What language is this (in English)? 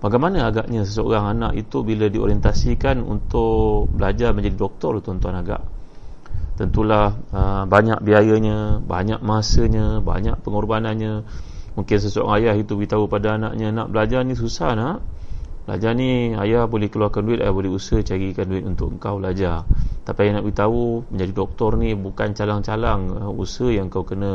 Malay